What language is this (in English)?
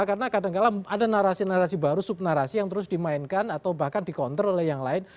Indonesian